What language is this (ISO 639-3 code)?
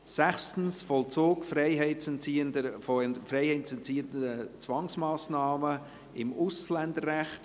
gsw